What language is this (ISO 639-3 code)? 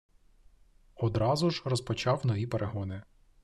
ukr